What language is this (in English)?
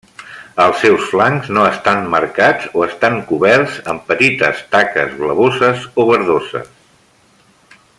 Catalan